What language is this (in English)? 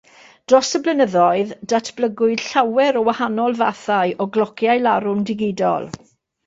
Welsh